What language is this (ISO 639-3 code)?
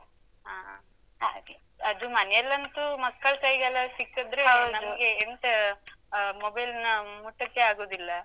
kan